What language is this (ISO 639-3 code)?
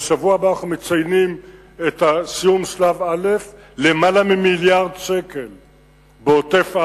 heb